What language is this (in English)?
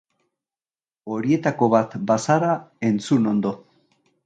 Basque